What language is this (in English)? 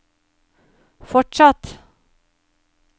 Norwegian